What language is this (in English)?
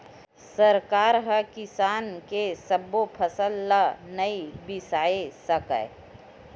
Chhattisgarhi